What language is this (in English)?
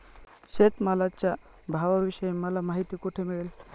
Marathi